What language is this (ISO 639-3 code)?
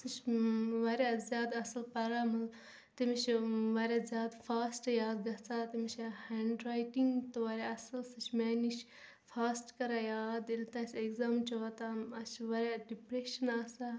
kas